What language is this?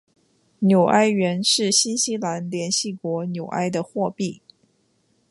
Chinese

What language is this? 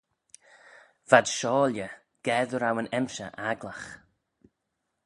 Manx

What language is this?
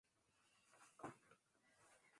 Swahili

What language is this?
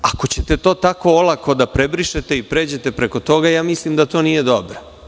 Serbian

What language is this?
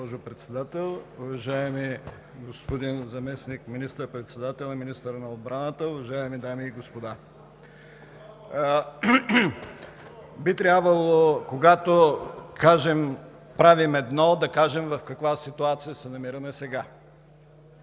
Bulgarian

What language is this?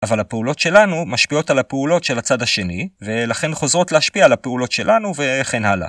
Hebrew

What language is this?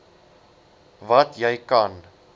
Afrikaans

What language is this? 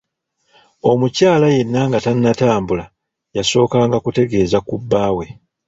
Ganda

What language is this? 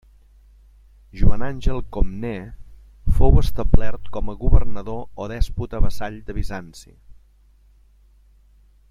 Catalan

